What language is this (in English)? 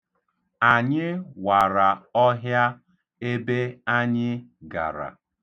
Igbo